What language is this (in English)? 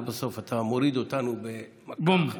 Hebrew